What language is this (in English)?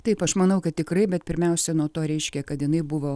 Lithuanian